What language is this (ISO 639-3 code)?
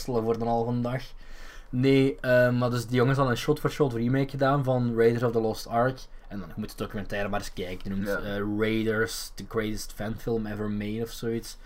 nld